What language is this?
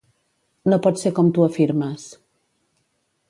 Catalan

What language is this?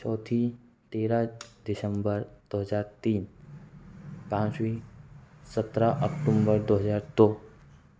Hindi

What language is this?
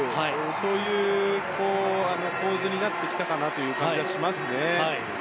Japanese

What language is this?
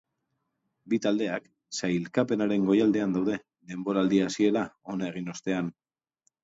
Basque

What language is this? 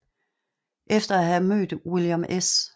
Danish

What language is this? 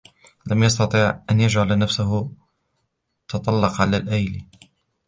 Arabic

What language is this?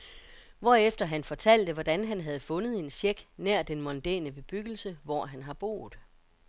Danish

